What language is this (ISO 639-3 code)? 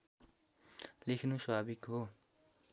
nep